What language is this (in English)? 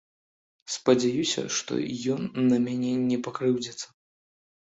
Belarusian